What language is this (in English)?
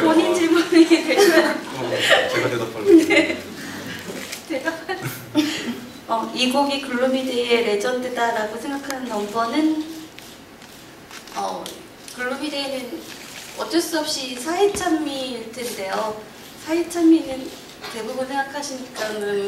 Korean